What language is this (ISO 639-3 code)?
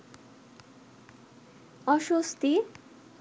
ben